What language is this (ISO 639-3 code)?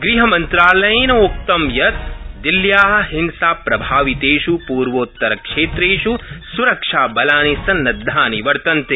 san